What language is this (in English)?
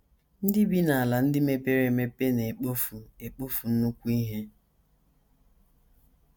Igbo